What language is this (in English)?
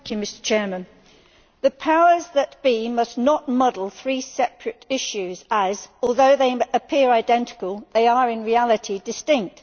English